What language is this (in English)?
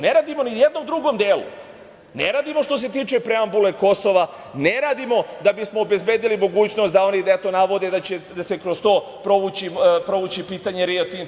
Serbian